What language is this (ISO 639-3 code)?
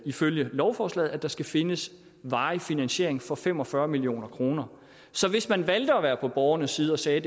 dan